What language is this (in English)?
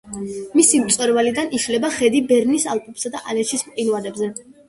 Georgian